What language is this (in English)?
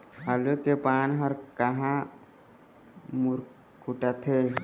Chhattisgarhi